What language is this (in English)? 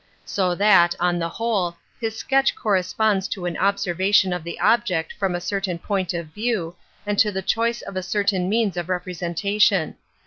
English